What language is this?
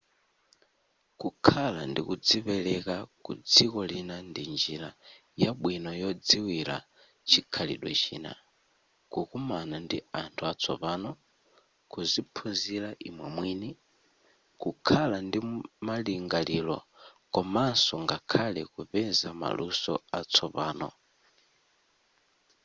Nyanja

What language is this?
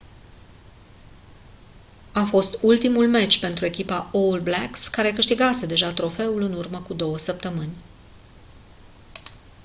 Romanian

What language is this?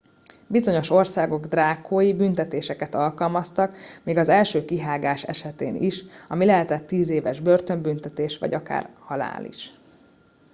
Hungarian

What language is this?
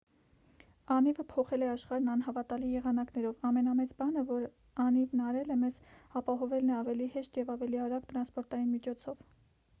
Armenian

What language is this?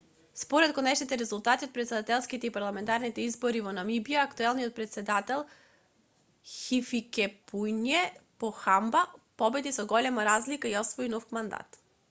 Macedonian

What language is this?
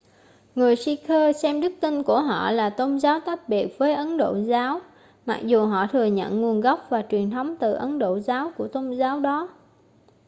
Vietnamese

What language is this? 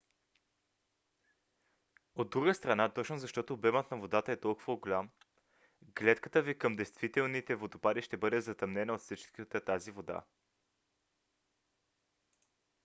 Bulgarian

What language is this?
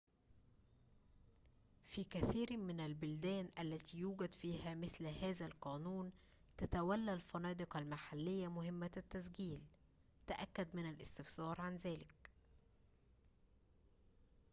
Arabic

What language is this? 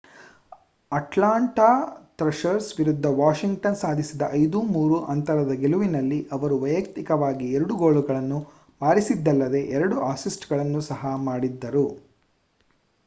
Kannada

